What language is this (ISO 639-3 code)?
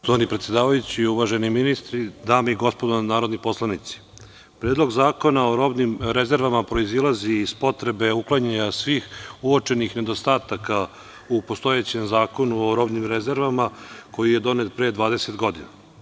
srp